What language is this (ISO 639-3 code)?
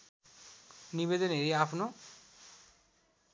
nep